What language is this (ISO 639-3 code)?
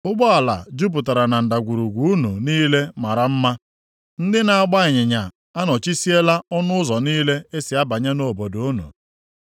ibo